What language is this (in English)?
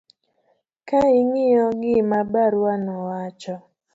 Luo (Kenya and Tanzania)